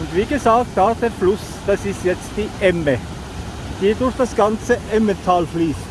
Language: German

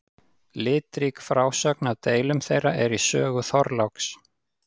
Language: Icelandic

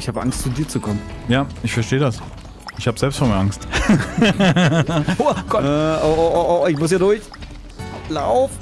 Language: German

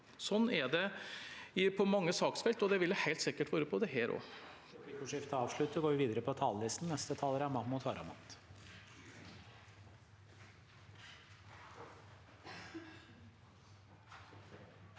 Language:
Norwegian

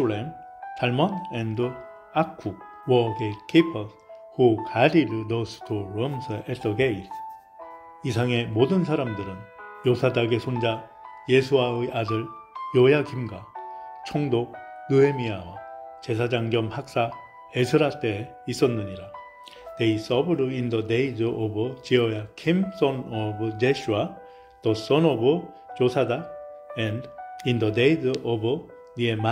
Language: Korean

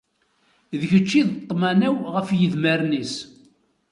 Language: Kabyle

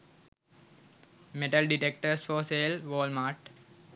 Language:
Sinhala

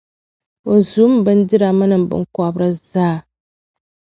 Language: Dagbani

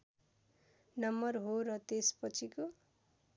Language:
Nepali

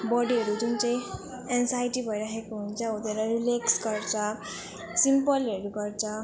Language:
Nepali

